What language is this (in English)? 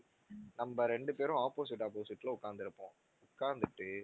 Tamil